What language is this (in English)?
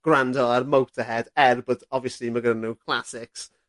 Welsh